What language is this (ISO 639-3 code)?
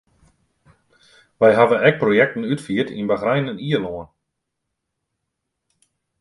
fry